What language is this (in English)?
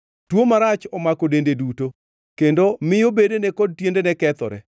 Luo (Kenya and Tanzania)